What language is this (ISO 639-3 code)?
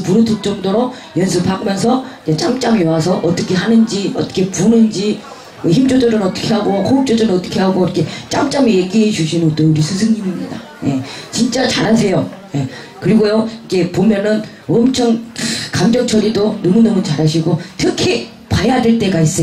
kor